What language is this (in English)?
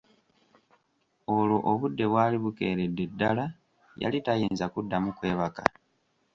Ganda